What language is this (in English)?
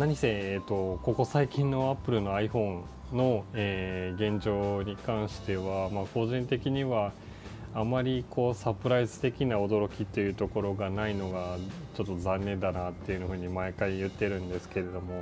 Japanese